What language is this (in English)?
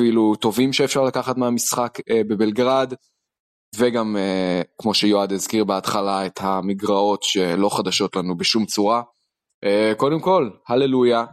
Hebrew